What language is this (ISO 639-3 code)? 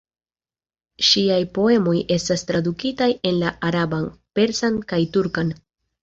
epo